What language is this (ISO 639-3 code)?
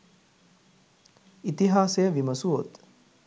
sin